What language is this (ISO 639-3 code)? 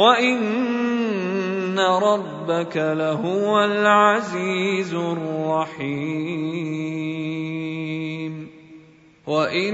ara